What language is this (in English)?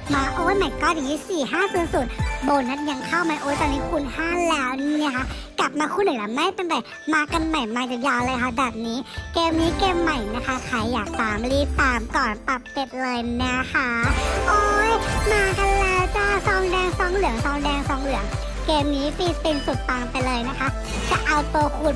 Thai